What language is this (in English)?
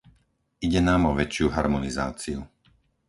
Slovak